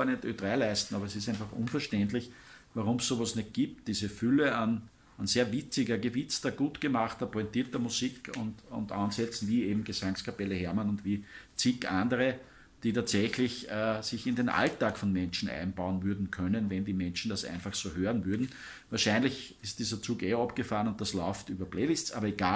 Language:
German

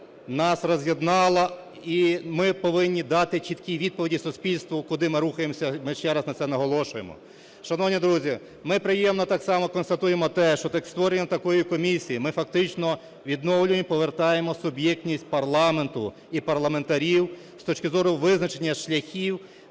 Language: Ukrainian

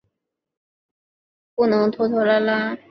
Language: Chinese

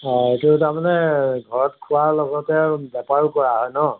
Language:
Assamese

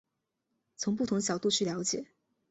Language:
Chinese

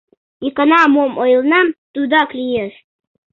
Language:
Mari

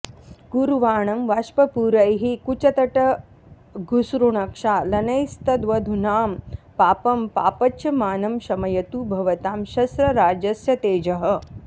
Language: Sanskrit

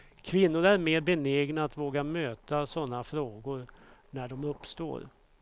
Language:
Swedish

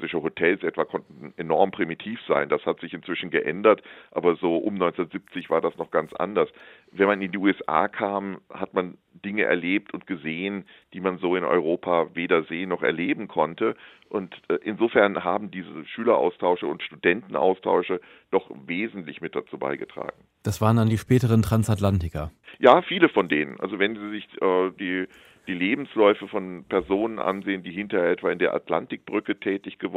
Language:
German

